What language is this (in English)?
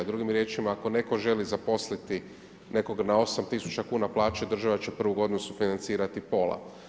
Croatian